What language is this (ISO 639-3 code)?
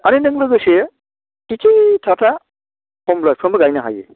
brx